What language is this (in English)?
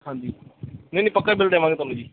Punjabi